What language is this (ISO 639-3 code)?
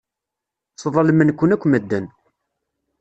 kab